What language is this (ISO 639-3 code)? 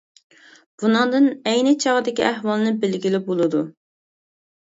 uig